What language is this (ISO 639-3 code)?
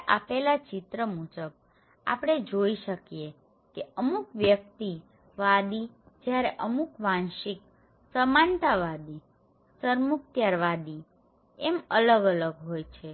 guj